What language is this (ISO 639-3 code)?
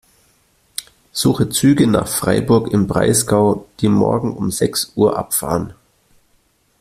deu